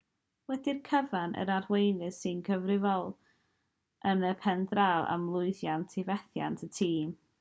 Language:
Welsh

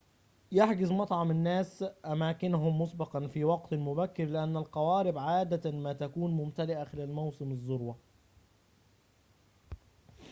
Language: Arabic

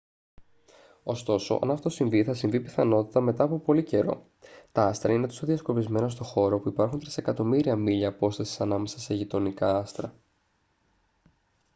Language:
Greek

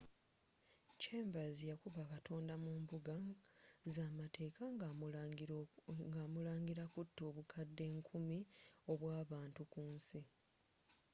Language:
Ganda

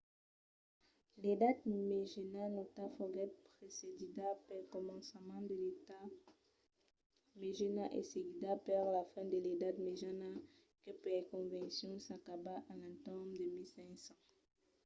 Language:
Occitan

